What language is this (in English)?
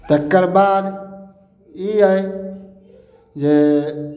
Maithili